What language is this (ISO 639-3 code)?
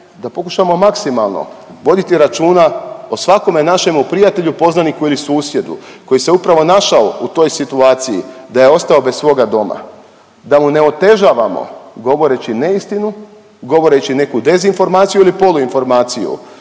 hrv